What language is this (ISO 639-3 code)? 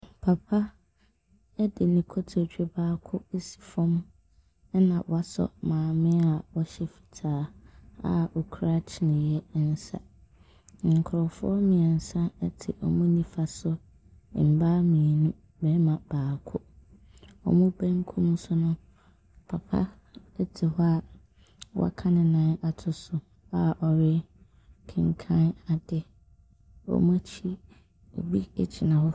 aka